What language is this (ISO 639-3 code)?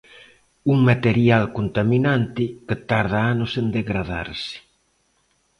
glg